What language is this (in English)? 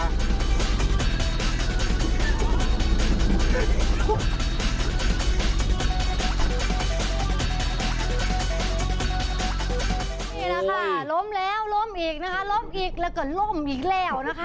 Thai